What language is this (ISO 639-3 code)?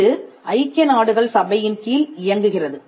tam